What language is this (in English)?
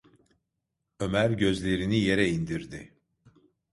Turkish